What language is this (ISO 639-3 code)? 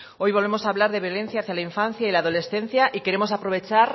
spa